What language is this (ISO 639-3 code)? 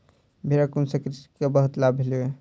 mai